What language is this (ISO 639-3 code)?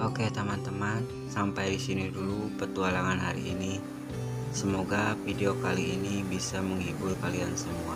ind